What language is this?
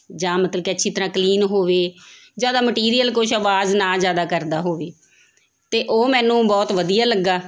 Punjabi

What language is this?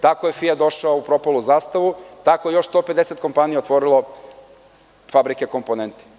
Serbian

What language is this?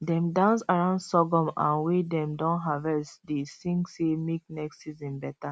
Nigerian Pidgin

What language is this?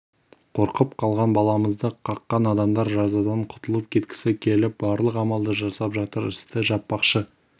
Kazakh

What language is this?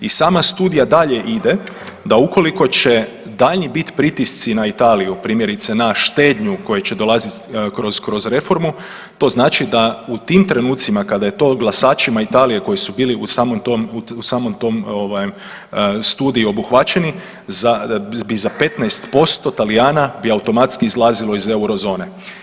Croatian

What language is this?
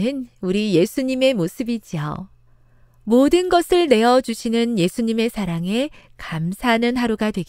Korean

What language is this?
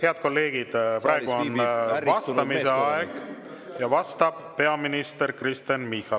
Estonian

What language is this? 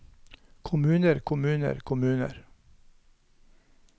Norwegian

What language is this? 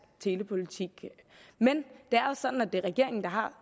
Danish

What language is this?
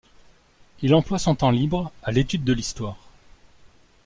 French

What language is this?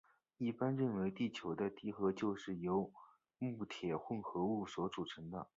Chinese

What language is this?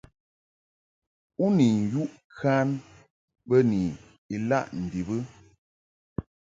Mungaka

